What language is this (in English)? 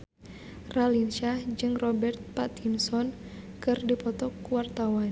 Sundanese